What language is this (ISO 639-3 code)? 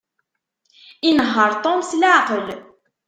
kab